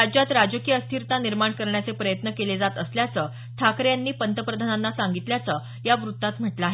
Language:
Marathi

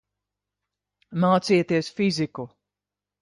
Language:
Latvian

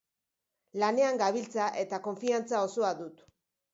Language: Basque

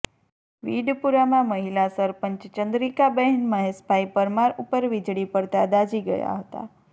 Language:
Gujarati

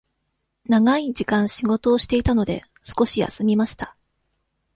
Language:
Japanese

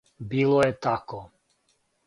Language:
Serbian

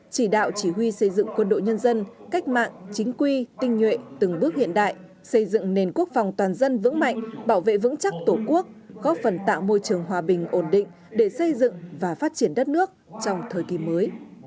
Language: Vietnamese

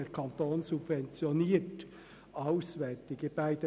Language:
Swiss German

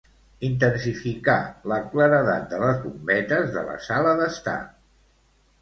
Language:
Catalan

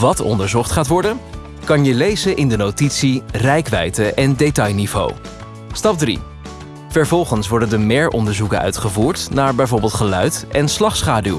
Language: Dutch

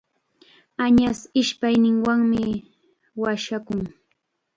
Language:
Chiquián Ancash Quechua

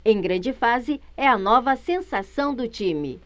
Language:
Portuguese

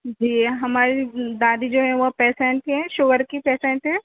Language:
Urdu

